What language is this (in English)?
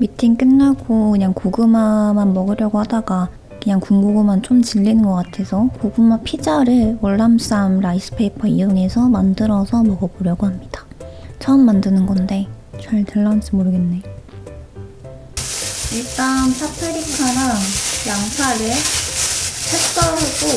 Korean